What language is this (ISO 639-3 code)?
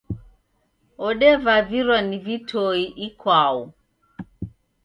dav